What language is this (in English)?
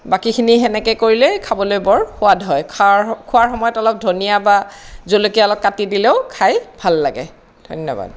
Assamese